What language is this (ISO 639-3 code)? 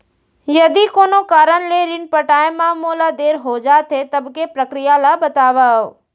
hne